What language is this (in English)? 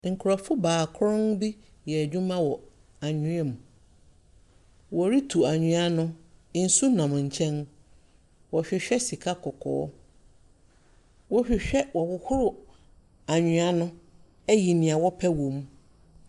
Akan